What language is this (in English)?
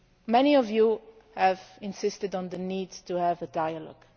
English